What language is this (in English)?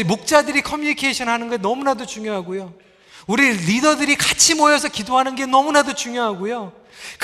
Korean